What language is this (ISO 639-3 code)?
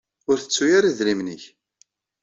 kab